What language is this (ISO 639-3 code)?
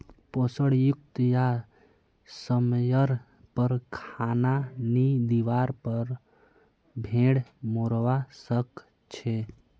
mag